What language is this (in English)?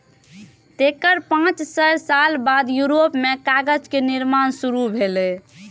Maithili